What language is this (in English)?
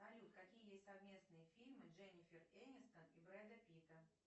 Russian